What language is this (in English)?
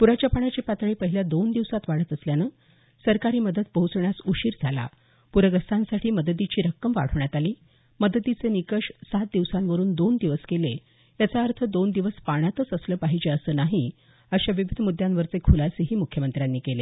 Marathi